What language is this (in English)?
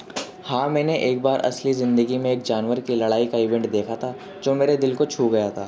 Urdu